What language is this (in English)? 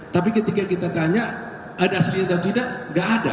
Indonesian